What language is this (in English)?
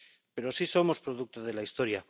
Spanish